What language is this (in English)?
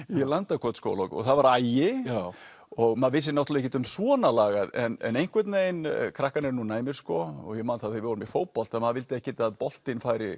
Icelandic